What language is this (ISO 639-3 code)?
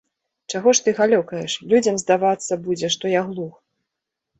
bel